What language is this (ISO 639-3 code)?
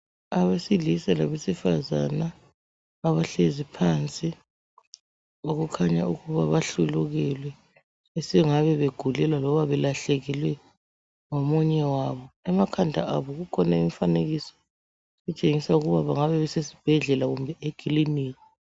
nde